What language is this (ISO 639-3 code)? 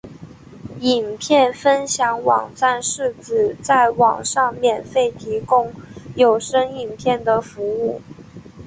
zho